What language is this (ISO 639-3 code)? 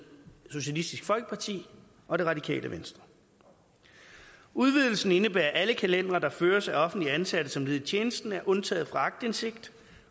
dan